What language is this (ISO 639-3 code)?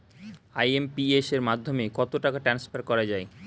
ben